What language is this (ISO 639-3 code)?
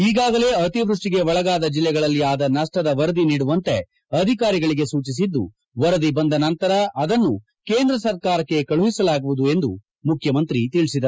kan